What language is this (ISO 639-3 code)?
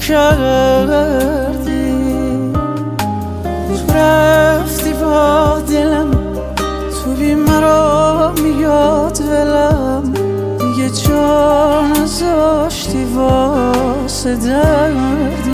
fas